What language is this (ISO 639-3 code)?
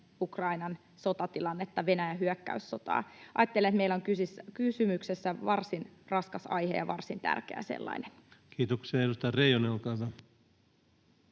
fin